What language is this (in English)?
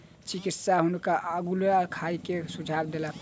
Maithili